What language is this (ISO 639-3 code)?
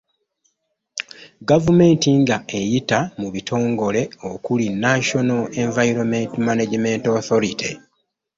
lug